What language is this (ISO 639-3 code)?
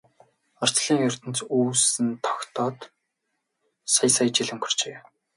mon